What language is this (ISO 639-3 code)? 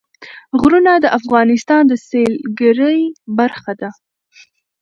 pus